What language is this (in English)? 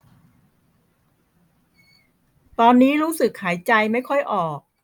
Thai